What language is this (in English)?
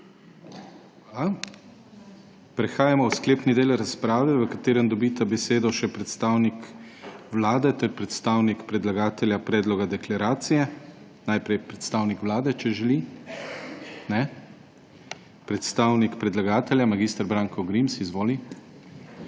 Slovenian